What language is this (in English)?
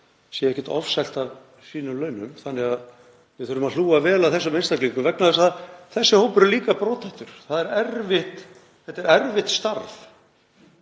Icelandic